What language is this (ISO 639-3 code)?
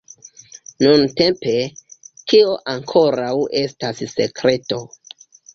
epo